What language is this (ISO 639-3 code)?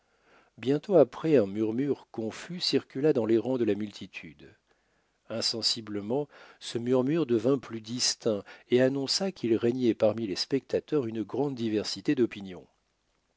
fra